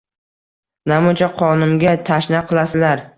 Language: Uzbek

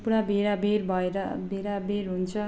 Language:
Nepali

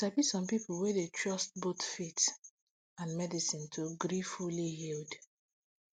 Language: Nigerian Pidgin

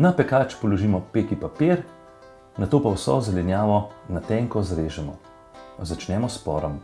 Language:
Bulgarian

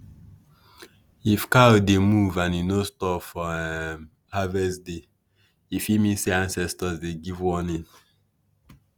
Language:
Nigerian Pidgin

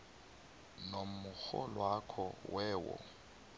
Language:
South Ndebele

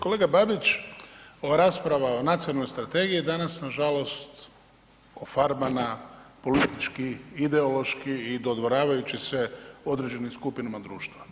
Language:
Croatian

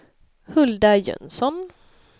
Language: Swedish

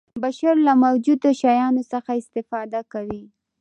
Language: Pashto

